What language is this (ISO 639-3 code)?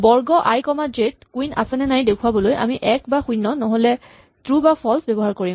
asm